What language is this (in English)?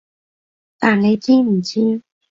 Cantonese